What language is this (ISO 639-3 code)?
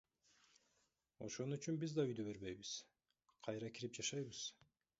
kir